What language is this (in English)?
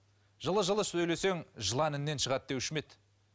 Kazakh